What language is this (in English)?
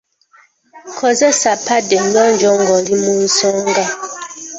Ganda